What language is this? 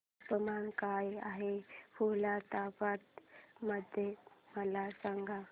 Marathi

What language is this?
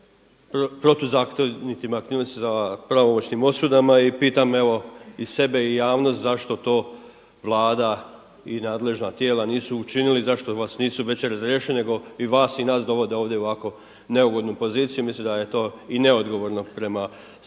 Croatian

